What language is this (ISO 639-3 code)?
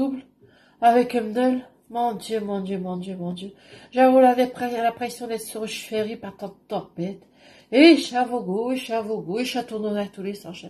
fra